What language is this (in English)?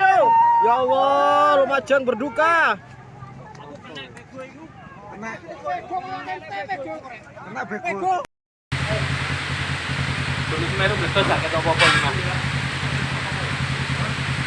Indonesian